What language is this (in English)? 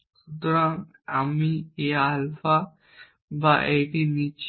Bangla